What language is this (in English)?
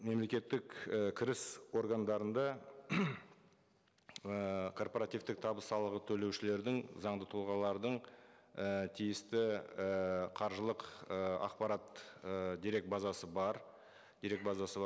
Kazakh